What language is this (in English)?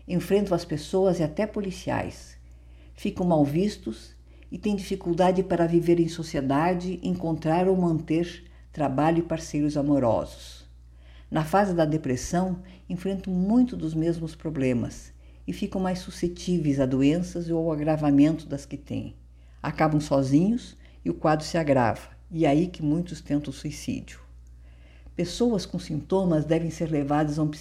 Portuguese